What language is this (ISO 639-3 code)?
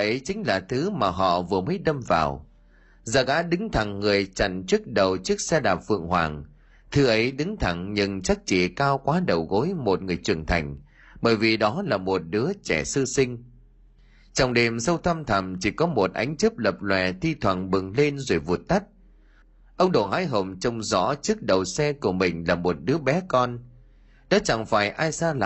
vie